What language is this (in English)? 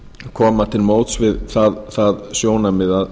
Icelandic